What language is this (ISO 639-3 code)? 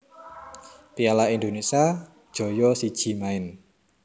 jav